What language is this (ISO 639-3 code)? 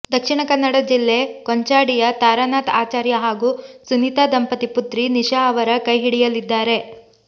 kan